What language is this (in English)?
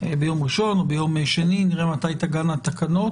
Hebrew